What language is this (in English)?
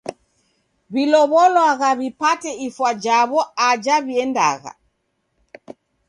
Taita